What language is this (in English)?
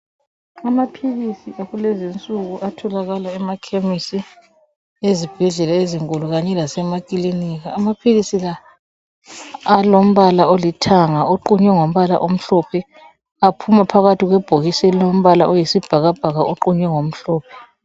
North Ndebele